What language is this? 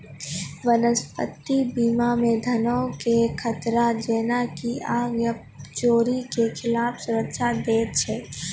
Maithili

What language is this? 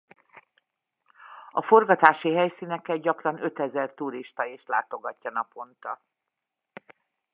Hungarian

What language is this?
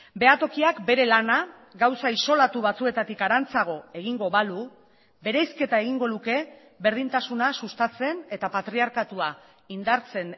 Basque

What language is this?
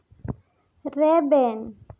Santali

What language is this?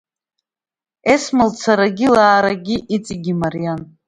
Abkhazian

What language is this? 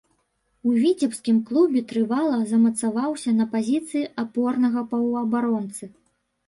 Belarusian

